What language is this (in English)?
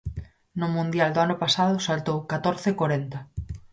Galician